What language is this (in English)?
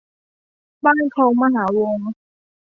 Thai